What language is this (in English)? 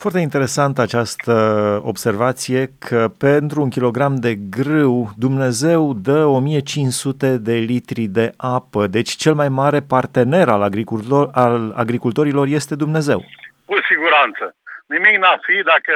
Romanian